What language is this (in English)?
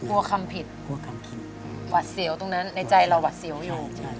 Thai